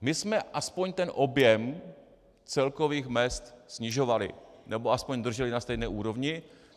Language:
Czech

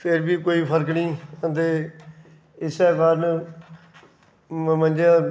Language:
Dogri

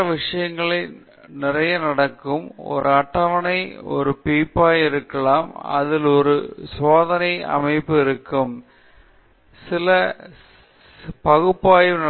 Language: Tamil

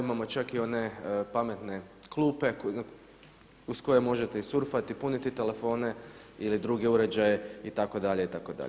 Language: Croatian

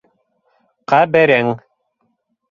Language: Bashkir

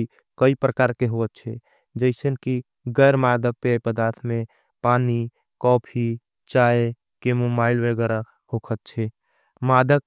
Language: Angika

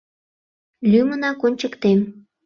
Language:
Mari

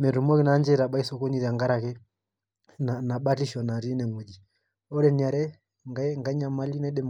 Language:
Masai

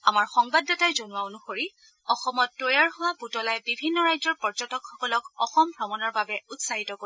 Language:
Assamese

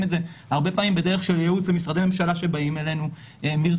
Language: Hebrew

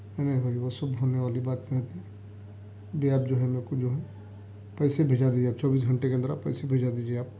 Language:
Urdu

